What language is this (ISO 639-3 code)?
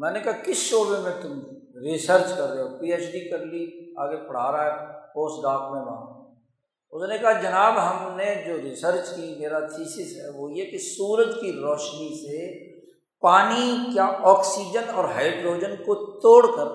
urd